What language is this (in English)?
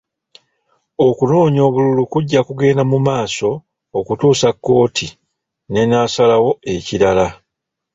Ganda